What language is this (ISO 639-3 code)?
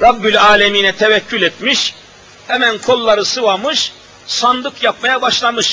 tur